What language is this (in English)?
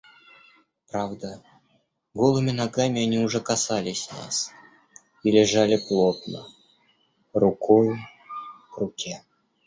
Russian